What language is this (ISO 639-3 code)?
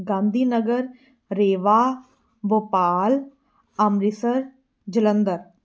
pan